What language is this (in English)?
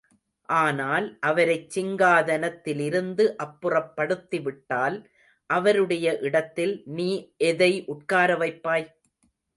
Tamil